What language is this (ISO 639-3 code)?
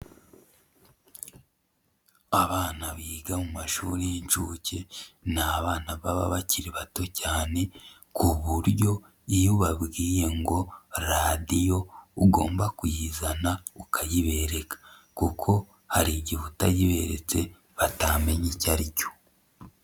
kin